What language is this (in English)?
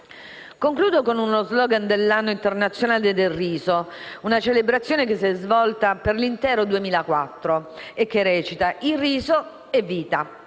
Italian